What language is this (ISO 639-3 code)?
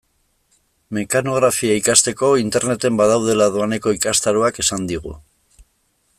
eus